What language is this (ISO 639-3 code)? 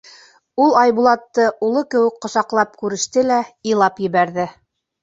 bak